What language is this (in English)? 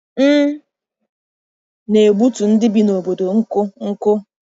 Igbo